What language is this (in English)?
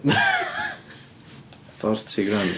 English